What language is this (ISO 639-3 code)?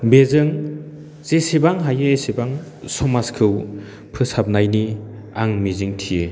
brx